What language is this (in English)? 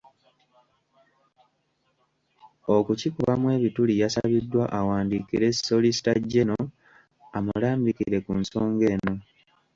Ganda